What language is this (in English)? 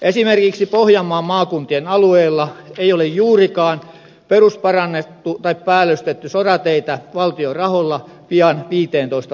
Finnish